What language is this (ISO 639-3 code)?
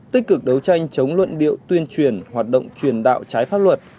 vie